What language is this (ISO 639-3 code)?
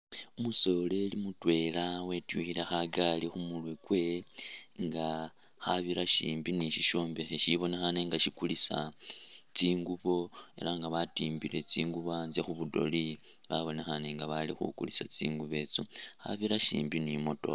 myx